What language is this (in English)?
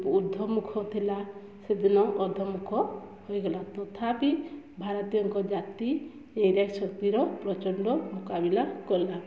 Odia